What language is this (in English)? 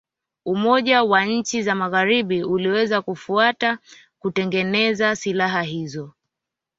Swahili